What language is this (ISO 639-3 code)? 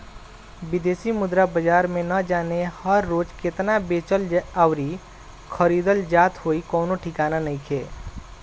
bho